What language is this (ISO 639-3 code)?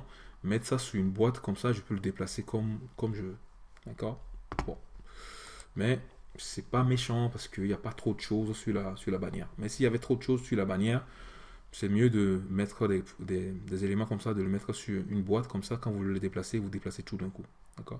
fra